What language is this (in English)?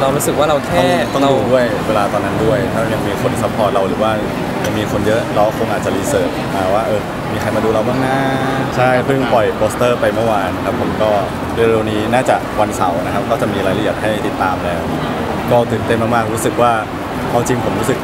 Thai